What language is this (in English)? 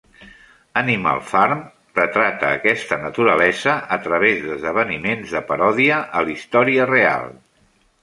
Catalan